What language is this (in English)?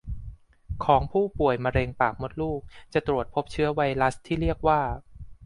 Thai